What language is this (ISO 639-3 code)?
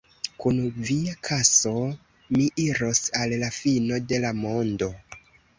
epo